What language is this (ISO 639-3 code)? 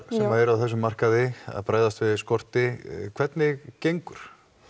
isl